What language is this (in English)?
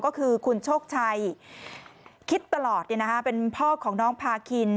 Thai